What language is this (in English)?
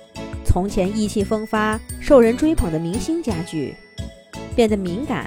Chinese